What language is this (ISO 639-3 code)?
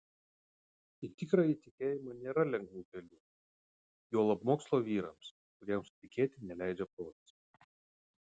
lit